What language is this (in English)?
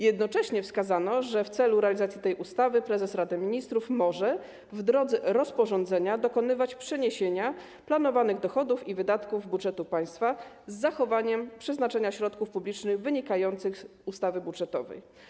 Polish